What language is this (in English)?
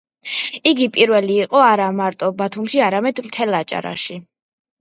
Georgian